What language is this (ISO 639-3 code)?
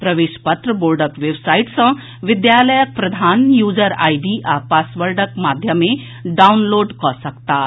mai